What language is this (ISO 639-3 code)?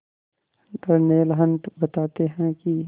hin